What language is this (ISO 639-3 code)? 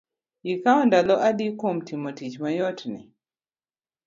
luo